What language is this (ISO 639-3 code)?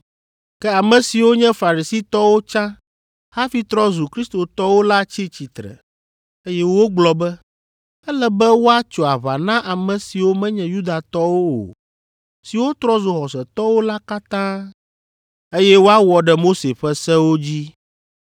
ewe